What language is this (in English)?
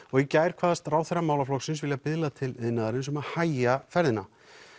Icelandic